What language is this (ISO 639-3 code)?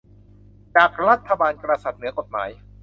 tha